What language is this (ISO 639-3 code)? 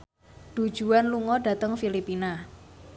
jav